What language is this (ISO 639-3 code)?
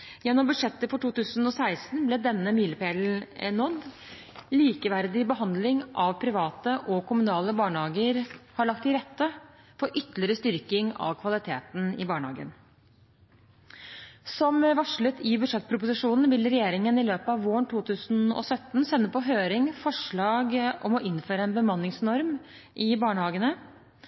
nob